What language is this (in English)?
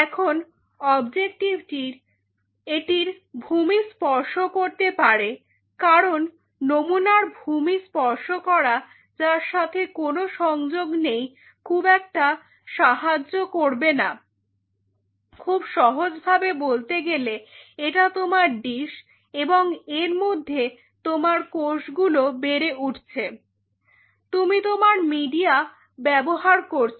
Bangla